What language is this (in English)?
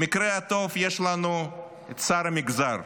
Hebrew